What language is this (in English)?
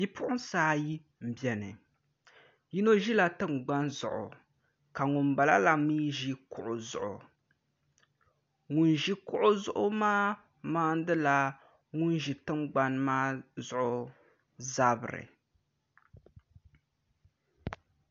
Dagbani